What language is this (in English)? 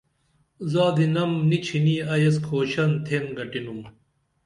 Dameli